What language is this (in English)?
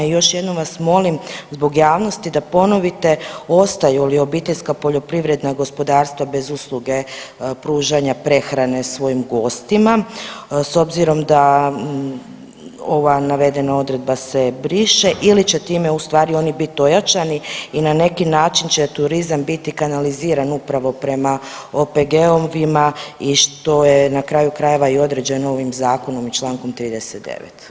Croatian